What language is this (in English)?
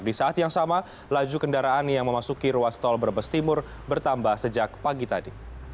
Indonesian